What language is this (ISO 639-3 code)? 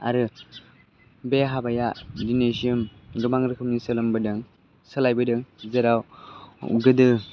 brx